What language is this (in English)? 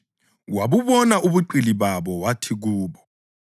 North Ndebele